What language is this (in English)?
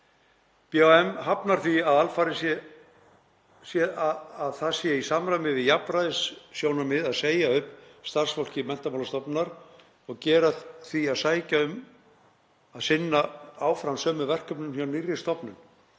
Icelandic